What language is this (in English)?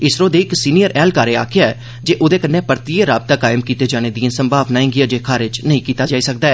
Dogri